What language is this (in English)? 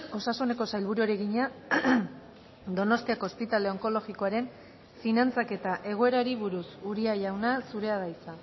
Basque